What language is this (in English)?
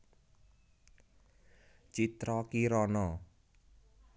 Javanese